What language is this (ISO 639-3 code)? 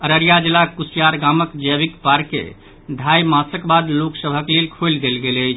mai